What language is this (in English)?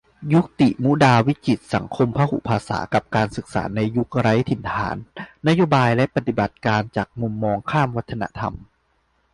Thai